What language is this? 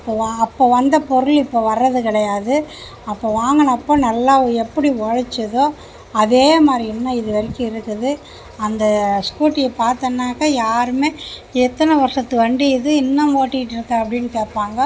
Tamil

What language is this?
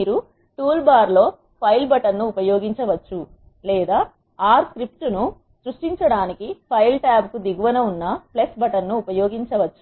Telugu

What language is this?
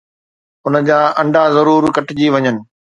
Sindhi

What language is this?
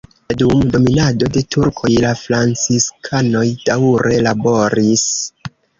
Esperanto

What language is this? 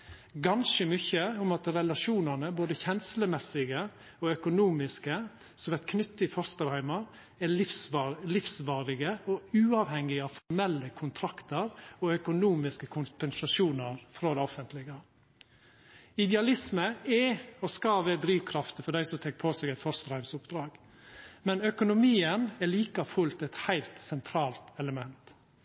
Norwegian Nynorsk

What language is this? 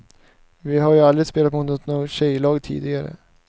Swedish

